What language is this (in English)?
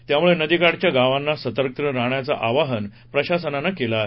Marathi